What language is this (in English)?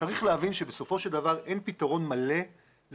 Hebrew